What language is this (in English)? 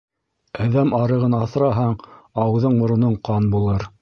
Bashkir